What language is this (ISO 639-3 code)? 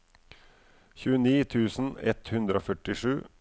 nor